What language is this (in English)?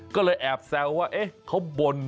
Thai